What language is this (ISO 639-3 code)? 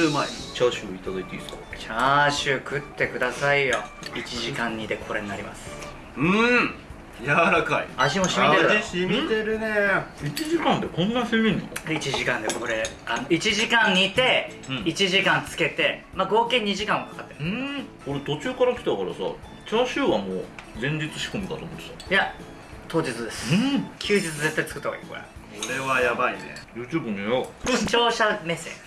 jpn